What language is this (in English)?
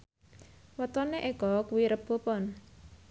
Javanese